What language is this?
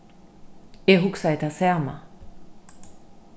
Faroese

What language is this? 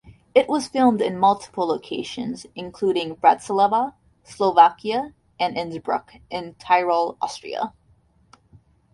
English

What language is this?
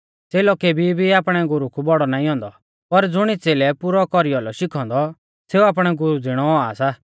Mahasu Pahari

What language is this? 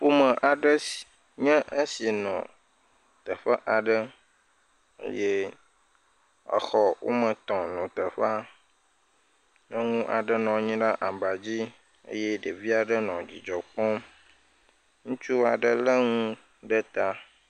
Ewe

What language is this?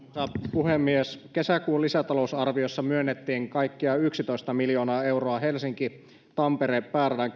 Finnish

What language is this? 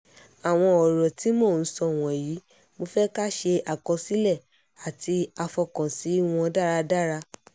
Yoruba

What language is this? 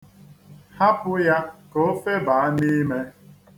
Igbo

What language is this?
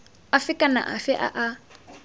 Tswana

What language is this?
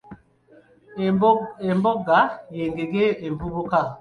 Ganda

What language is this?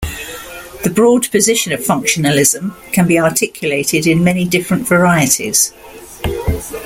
English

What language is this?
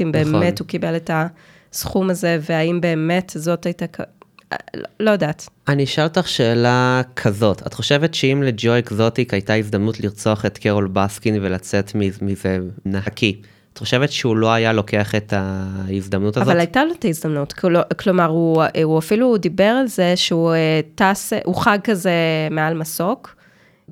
Hebrew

